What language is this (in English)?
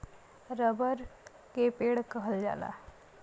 Bhojpuri